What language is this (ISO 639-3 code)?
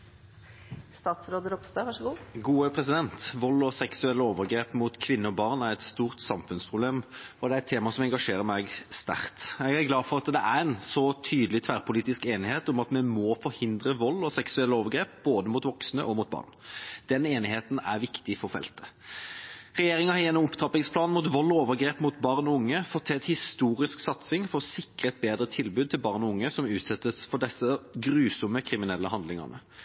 nob